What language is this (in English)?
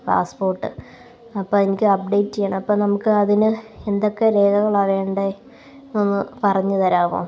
Malayalam